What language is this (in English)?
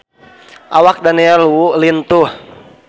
Sundanese